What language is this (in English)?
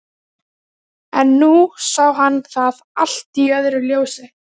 Icelandic